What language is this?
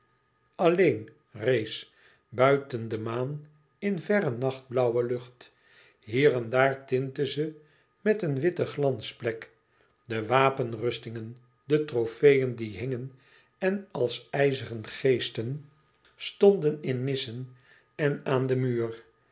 Dutch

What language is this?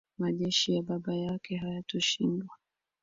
Swahili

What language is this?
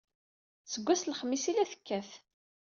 Kabyle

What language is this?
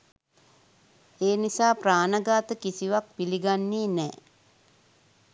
Sinhala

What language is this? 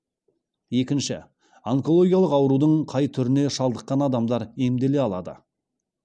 Kazakh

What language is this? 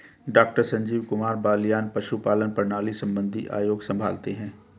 Hindi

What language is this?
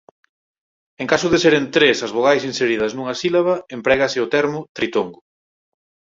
Galician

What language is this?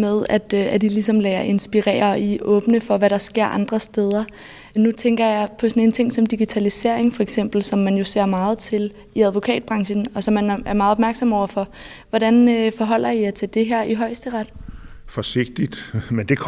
Danish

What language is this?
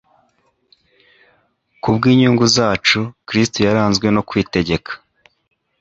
Kinyarwanda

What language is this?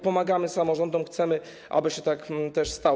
Polish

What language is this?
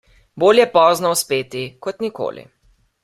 Slovenian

